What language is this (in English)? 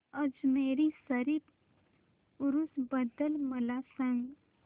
Marathi